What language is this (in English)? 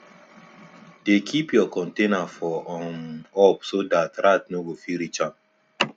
Nigerian Pidgin